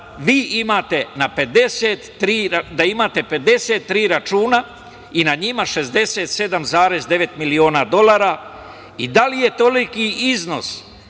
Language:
Serbian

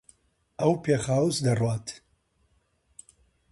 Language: Central Kurdish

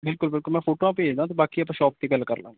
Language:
Punjabi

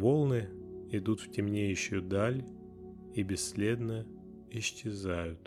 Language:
Russian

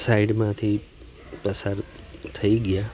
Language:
Gujarati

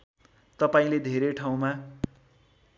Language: Nepali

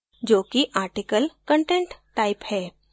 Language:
Hindi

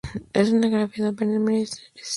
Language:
Spanish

